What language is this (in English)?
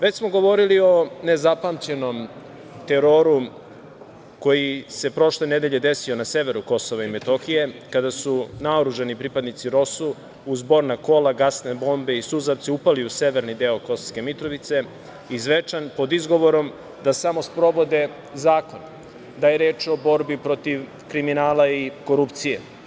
Serbian